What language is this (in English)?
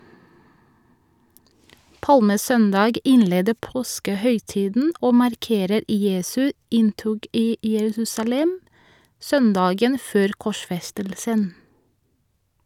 Norwegian